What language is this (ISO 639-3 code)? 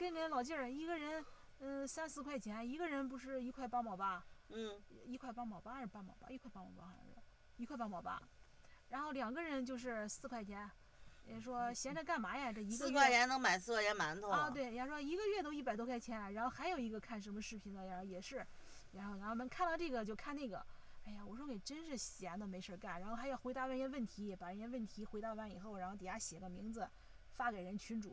zho